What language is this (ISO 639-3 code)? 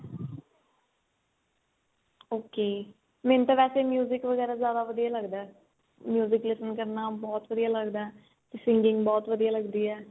pan